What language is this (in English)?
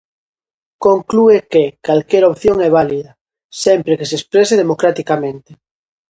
Galician